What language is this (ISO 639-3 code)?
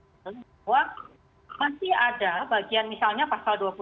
ind